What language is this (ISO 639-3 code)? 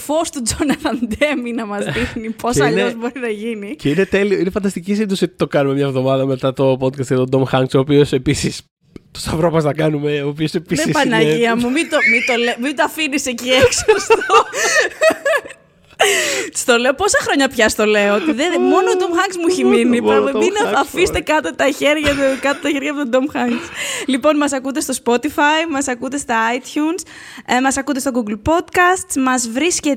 ell